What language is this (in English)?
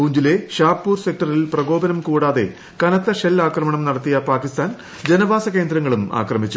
Malayalam